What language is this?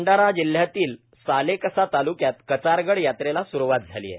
Marathi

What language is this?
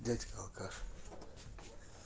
Russian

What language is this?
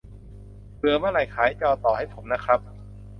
Thai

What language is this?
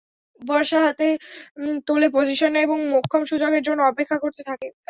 Bangla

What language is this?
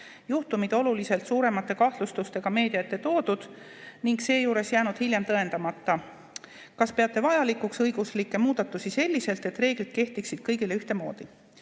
Estonian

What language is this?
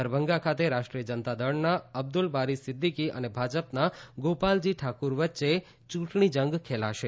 Gujarati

